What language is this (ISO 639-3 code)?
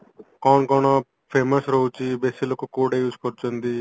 ori